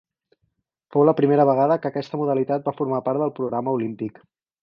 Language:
Catalan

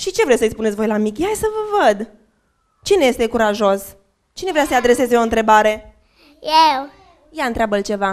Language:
Romanian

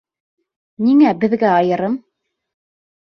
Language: Bashkir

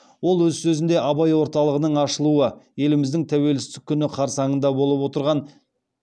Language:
Kazakh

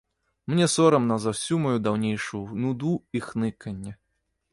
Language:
Belarusian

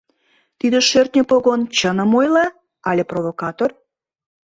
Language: Mari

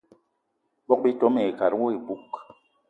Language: Eton (Cameroon)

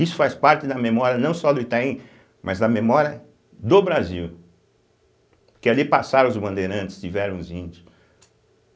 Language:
Portuguese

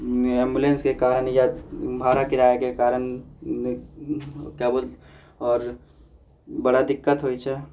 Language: Maithili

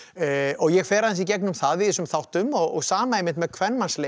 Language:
Icelandic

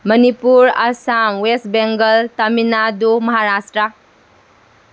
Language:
Manipuri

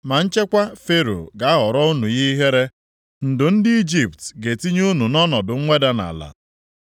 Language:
Igbo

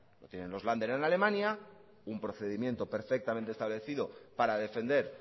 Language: Spanish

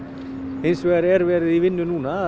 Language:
Icelandic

